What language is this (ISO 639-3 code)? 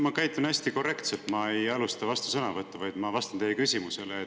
est